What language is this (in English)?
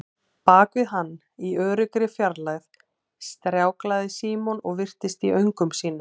Icelandic